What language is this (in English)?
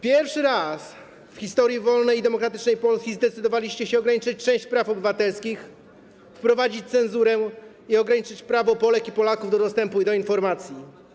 Polish